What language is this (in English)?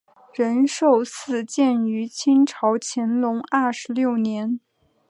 Chinese